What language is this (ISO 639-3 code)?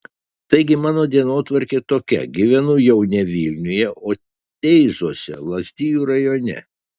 lit